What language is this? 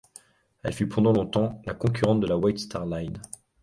French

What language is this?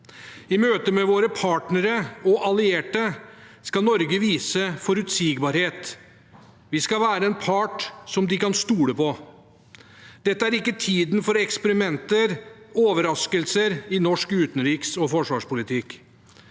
Norwegian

